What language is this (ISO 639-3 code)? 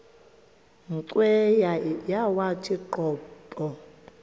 xho